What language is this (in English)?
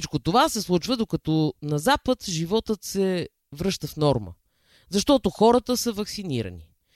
Bulgarian